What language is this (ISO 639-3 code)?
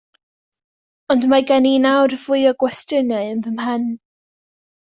cym